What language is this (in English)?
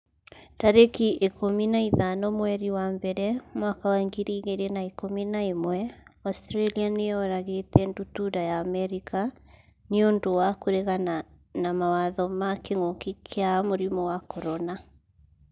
Kikuyu